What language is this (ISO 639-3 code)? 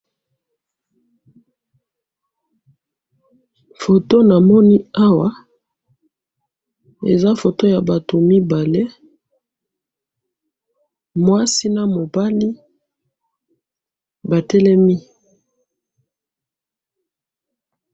lin